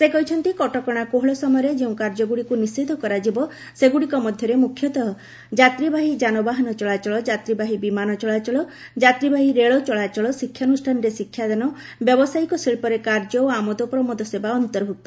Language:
Odia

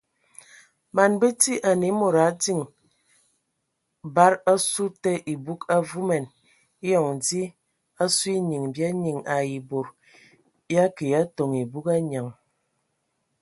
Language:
Ewondo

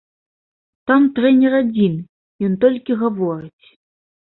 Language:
Belarusian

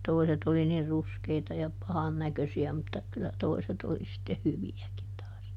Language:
Finnish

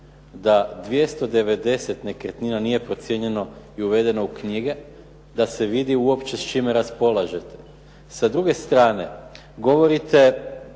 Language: Croatian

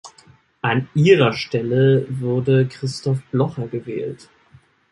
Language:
German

